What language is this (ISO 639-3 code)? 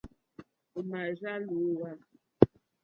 bri